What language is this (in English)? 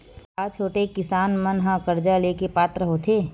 Chhattisgarhi